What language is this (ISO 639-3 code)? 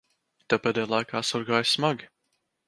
lav